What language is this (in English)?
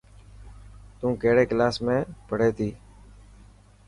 Dhatki